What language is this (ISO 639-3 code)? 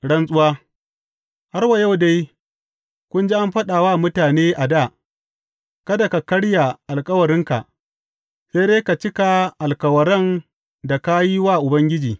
hau